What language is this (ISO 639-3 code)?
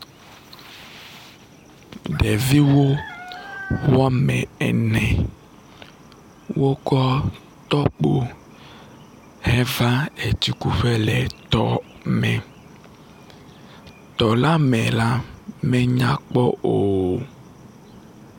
ewe